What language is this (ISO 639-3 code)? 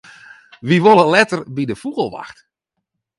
fry